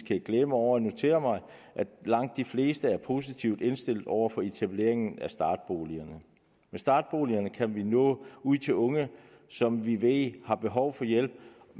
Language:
Danish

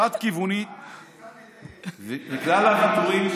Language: Hebrew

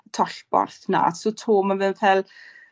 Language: Welsh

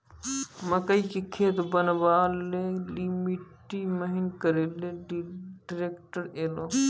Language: Maithili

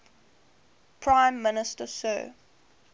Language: English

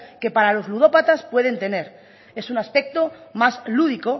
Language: Spanish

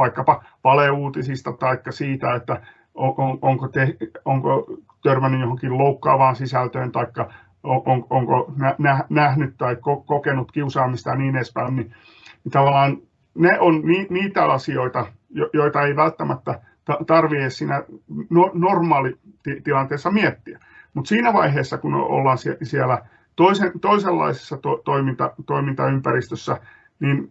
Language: Finnish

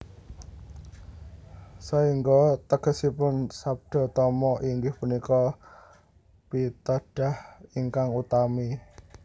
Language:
Javanese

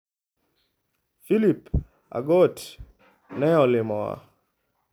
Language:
Luo (Kenya and Tanzania)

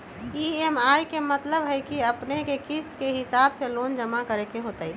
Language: Magahi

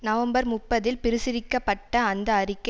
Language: Tamil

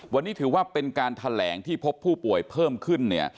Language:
Thai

